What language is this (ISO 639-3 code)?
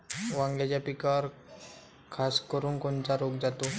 mar